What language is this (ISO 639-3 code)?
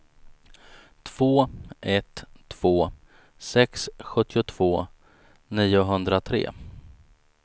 swe